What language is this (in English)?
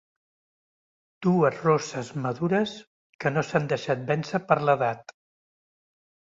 Catalan